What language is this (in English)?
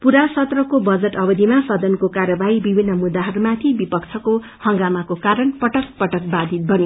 Nepali